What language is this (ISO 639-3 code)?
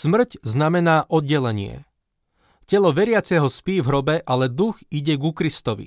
slk